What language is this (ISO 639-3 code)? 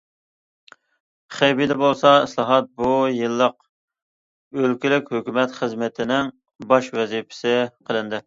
uig